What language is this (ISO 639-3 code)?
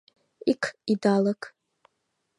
chm